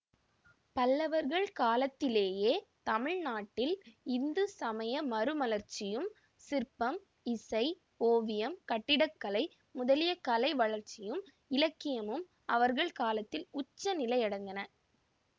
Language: Tamil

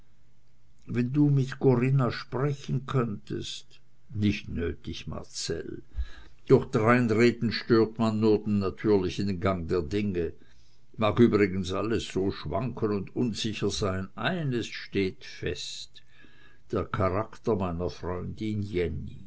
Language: German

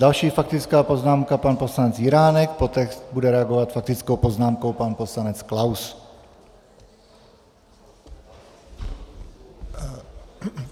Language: Czech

